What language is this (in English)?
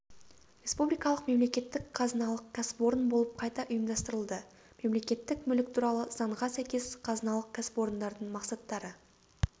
Kazakh